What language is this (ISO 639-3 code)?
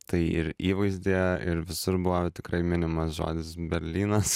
lit